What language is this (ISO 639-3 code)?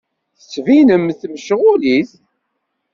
kab